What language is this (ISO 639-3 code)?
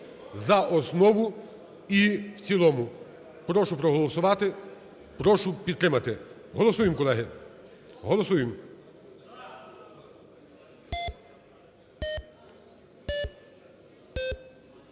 ukr